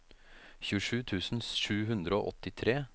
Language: Norwegian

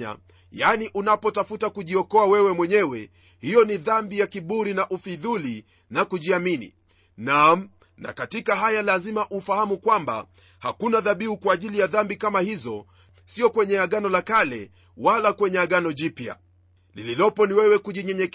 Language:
Swahili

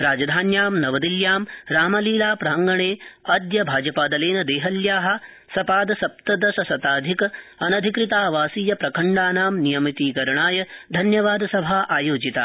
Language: Sanskrit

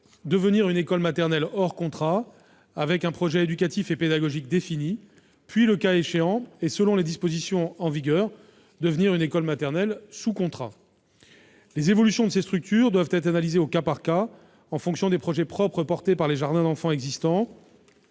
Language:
French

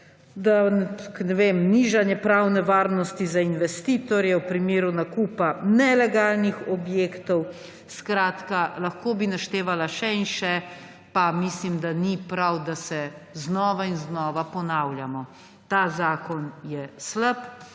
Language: Slovenian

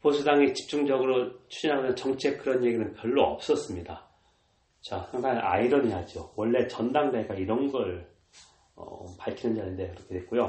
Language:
Korean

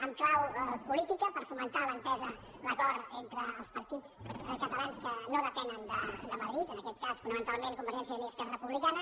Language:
Catalan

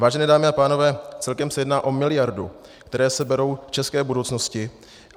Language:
Czech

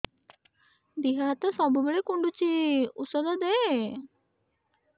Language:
Odia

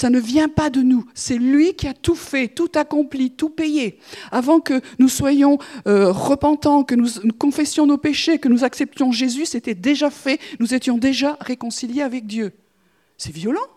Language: French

